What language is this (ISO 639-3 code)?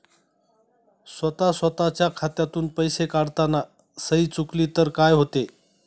mar